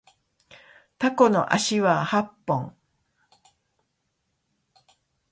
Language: Japanese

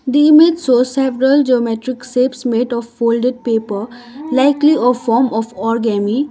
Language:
English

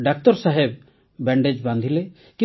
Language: Odia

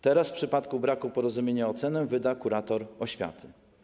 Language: Polish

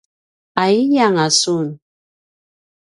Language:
Paiwan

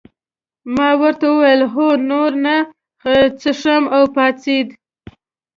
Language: Pashto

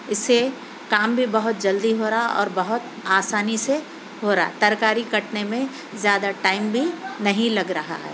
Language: Urdu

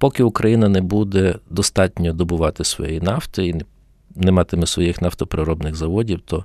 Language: Ukrainian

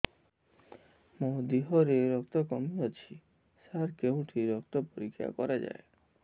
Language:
Odia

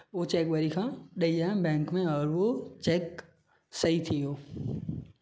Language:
Sindhi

